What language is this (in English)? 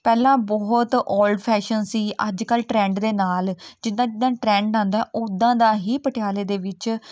Punjabi